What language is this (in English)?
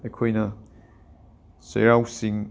Manipuri